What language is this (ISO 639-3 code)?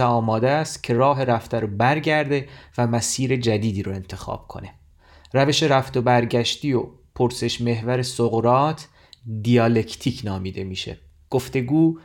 fas